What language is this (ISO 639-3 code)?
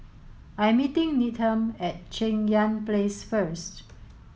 eng